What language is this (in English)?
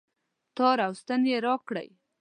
Pashto